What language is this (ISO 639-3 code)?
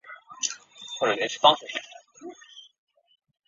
zho